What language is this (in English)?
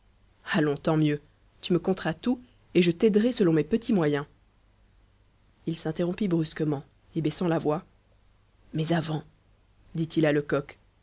French